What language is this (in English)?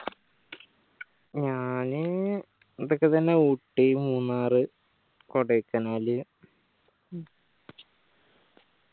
Malayalam